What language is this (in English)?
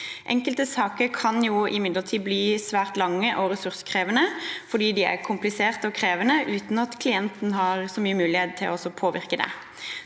Norwegian